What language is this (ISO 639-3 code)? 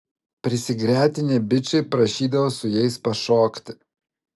lit